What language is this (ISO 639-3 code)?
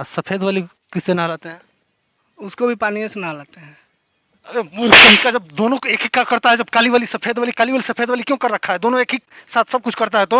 hin